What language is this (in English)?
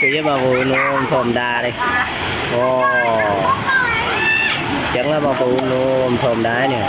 Vietnamese